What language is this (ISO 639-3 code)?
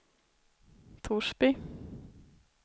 swe